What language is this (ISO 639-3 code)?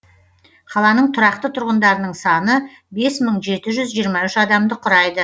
kaz